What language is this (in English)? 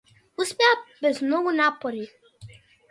Macedonian